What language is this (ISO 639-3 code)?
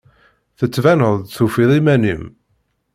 kab